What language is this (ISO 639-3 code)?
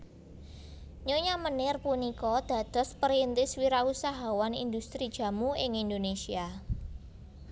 jav